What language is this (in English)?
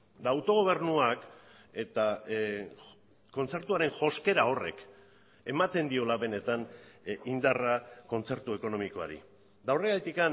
Basque